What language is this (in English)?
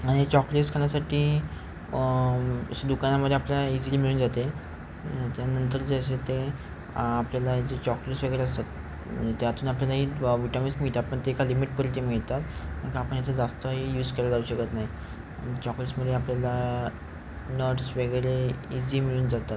Marathi